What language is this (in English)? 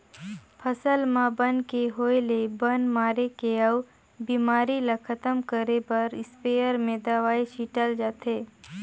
Chhattisgarhi